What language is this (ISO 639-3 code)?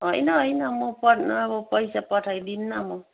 nep